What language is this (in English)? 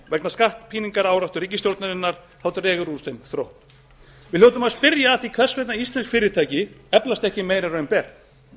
Icelandic